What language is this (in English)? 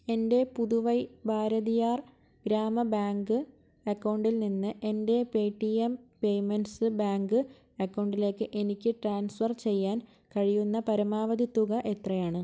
Malayalam